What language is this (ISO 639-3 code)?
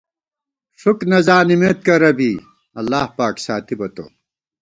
gwt